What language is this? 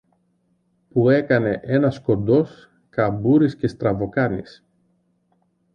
Greek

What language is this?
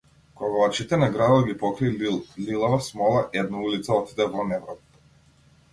Macedonian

